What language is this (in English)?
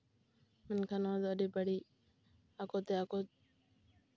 Santali